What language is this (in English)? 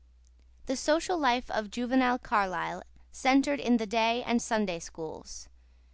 English